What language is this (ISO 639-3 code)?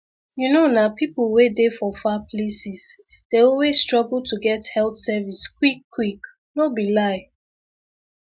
pcm